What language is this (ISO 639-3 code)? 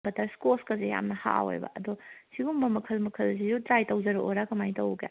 mni